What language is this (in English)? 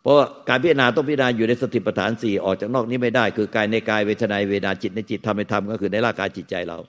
Thai